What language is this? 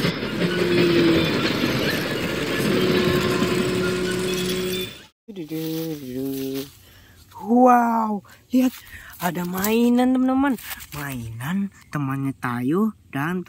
Indonesian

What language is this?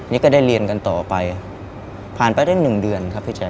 Thai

